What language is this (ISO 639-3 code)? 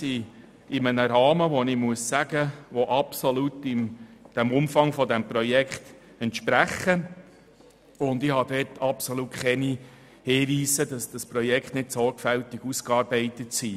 gsw